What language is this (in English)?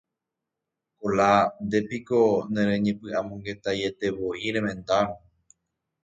Guarani